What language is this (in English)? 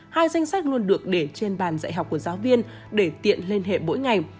Vietnamese